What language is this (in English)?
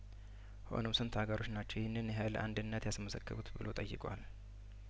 Amharic